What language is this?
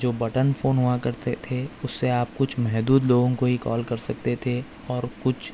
Urdu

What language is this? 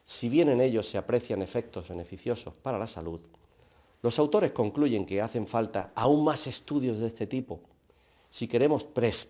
Spanish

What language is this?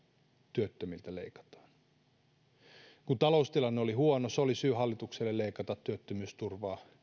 Finnish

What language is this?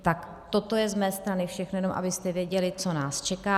Czech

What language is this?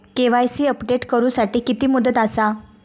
Marathi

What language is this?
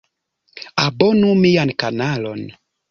Esperanto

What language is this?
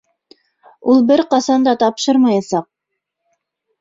Bashkir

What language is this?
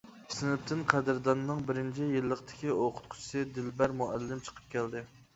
Uyghur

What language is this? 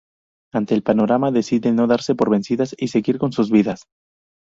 Spanish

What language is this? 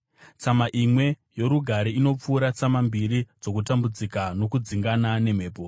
Shona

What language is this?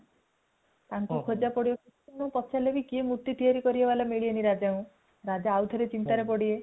Odia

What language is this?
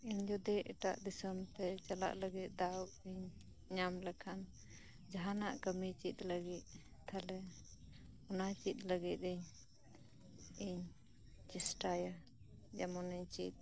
Santali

